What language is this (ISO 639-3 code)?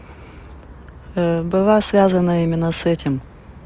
rus